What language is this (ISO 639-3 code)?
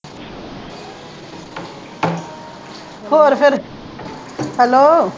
pan